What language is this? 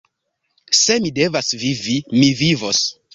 Esperanto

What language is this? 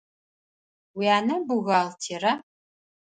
Adyghe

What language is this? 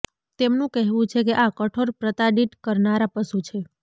Gujarati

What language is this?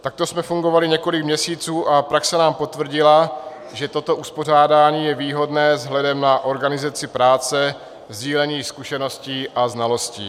Czech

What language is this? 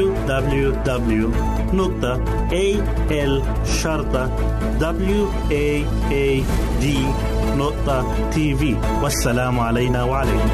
Arabic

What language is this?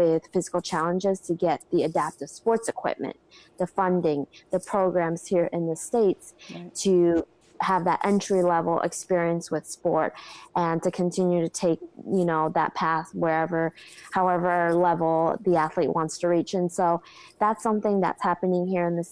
English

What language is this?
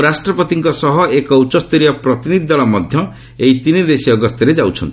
Odia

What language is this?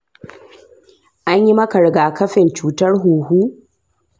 Hausa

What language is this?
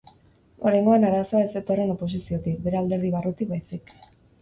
Basque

